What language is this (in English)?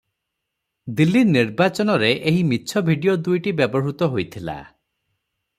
Odia